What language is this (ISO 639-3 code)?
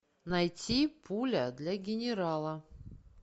rus